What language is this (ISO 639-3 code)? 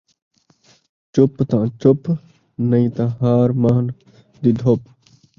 skr